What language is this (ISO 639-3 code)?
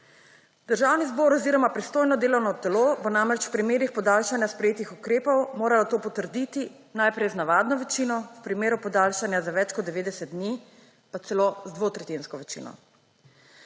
slv